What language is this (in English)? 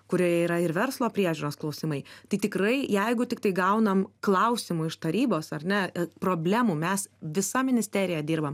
Lithuanian